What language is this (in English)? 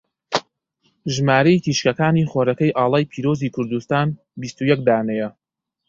Central Kurdish